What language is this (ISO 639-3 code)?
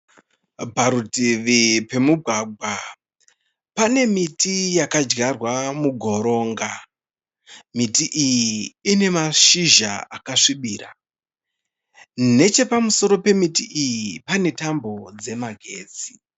sna